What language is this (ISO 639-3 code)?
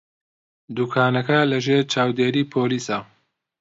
ckb